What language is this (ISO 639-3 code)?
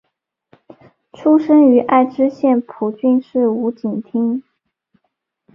zho